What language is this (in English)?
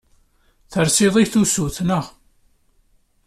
Kabyle